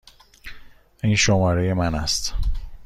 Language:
Persian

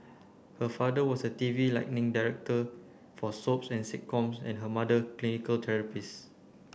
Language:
English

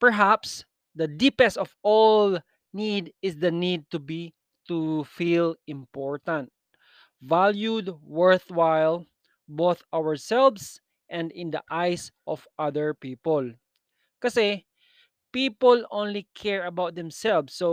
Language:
Filipino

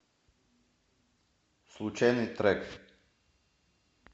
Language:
Russian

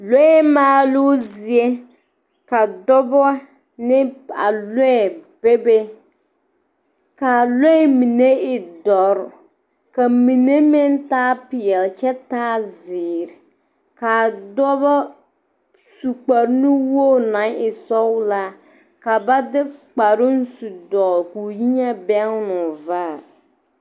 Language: Southern Dagaare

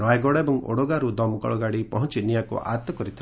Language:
Odia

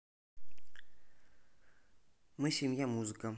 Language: Russian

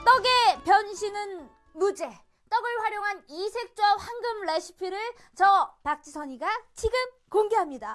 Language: Korean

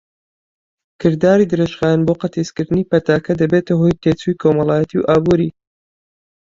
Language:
Central Kurdish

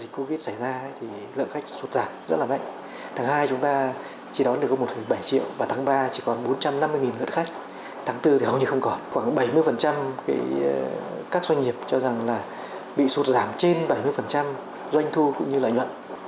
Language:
Vietnamese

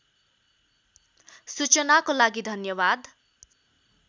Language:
Nepali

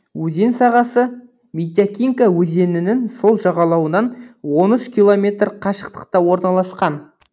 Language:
Kazakh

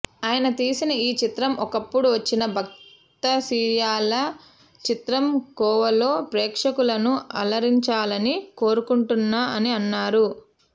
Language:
Telugu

